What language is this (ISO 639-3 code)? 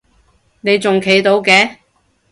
yue